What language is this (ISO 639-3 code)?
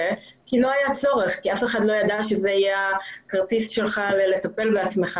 heb